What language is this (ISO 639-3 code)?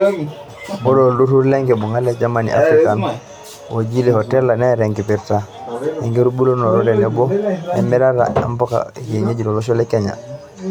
mas